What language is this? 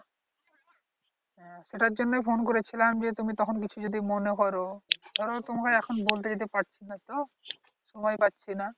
Bangla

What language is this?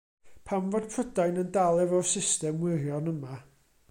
Welsh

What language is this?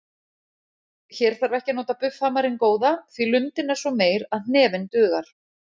Icelandic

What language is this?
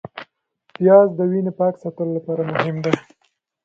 Pashto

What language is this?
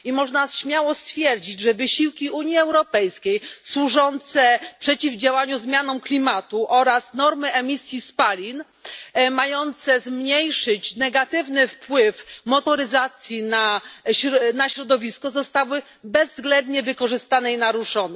Polish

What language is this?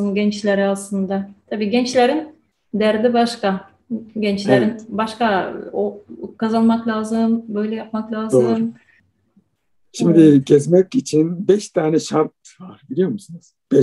Turkish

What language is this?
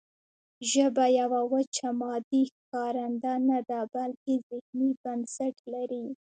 Pashto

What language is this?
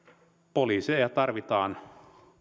Finnish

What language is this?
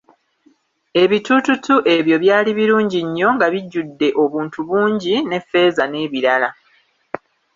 Ganda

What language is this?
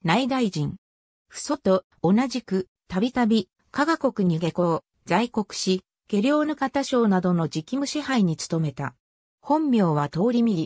Japanese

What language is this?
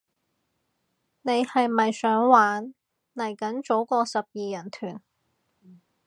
Cantonese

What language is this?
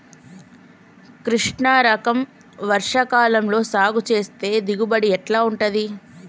Telugu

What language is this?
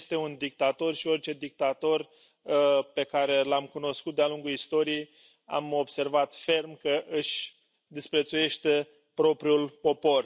Romanian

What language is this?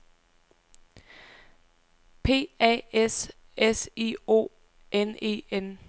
Danish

